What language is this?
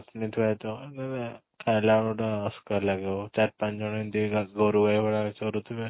Odia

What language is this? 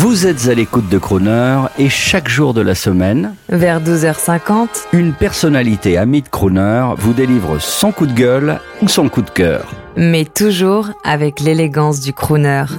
French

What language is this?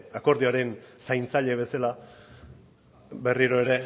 Basque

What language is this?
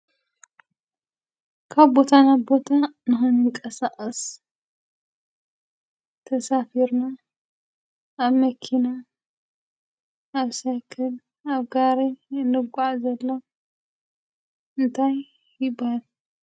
Tigrinya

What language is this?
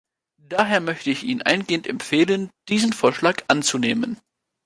German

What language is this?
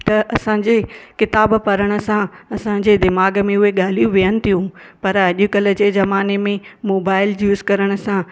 Sindhi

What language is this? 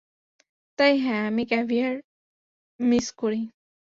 Bangla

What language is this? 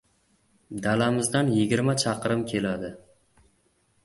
Uzbek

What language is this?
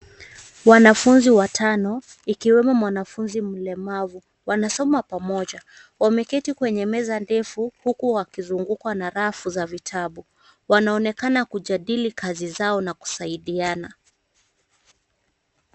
Swahili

